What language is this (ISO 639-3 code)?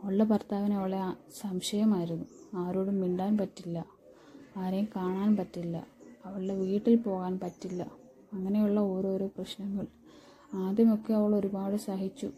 mal